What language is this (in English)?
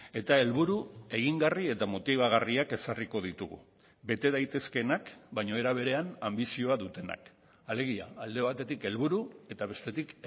Basque